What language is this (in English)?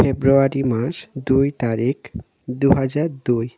Bangla